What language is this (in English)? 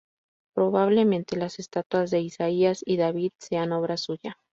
Spanish